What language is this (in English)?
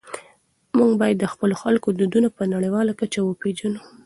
Pashto